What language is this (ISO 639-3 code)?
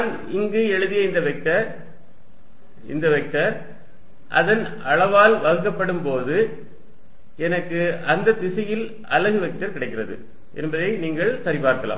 tam